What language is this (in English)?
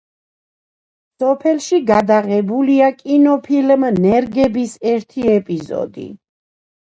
Georgian